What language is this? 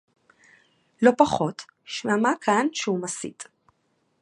Hebrew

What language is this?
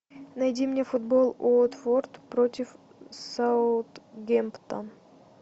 Russian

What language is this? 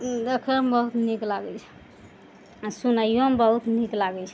Maithili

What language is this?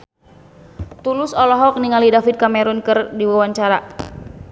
Sundanese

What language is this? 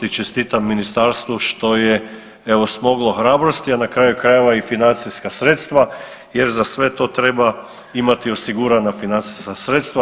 Croatian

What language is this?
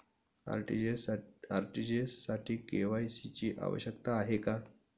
Marathi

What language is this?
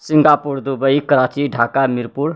Maithili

